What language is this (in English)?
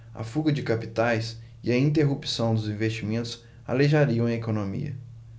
Portuguese